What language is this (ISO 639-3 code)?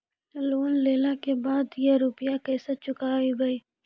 mai